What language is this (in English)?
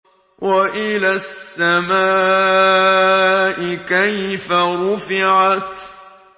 Arabic